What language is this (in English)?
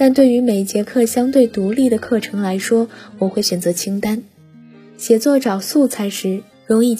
Chinese